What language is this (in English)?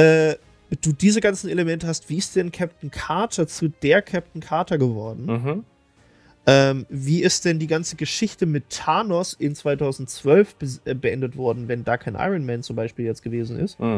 German